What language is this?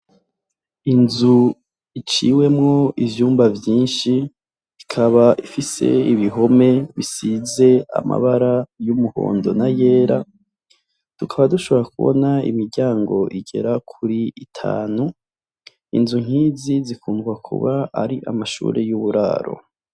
Rundi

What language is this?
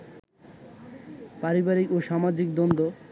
Bangla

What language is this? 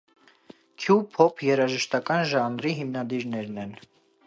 Armenian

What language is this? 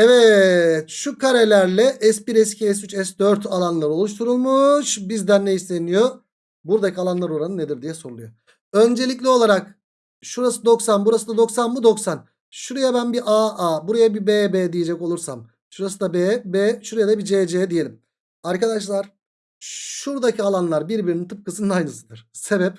Turkish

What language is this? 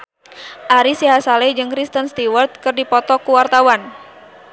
Sundanese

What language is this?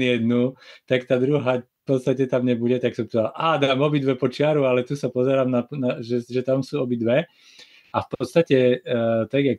Slovak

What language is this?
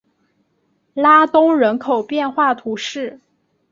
Chinese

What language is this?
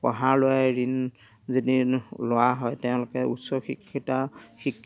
Assamese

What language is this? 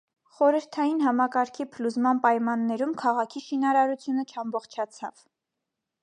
Armenian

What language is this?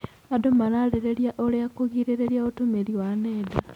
Kikuyu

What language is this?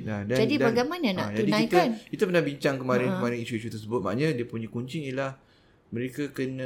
Malay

